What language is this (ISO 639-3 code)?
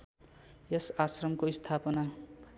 nep